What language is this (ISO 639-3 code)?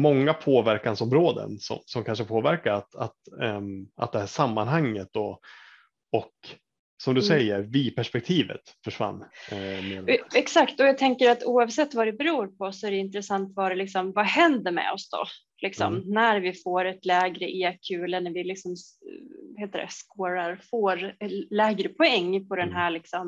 swe